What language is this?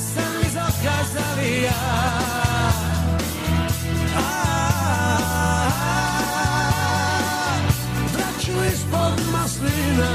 Croatian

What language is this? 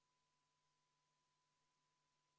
Estonian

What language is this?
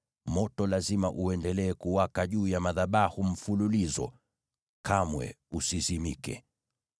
Swahili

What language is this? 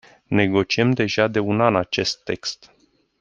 Romanian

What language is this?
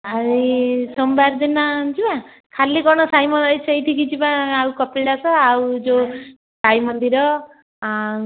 Odia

